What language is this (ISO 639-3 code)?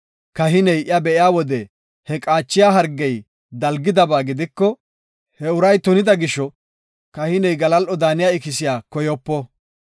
gof